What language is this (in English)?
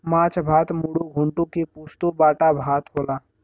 Bhojpuri